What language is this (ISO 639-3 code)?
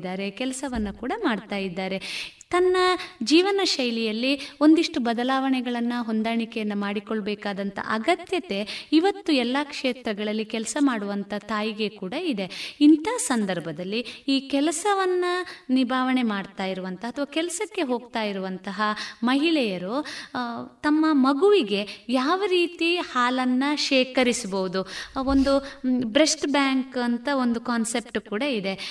kan